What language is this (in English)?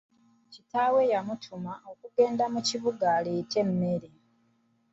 Ganda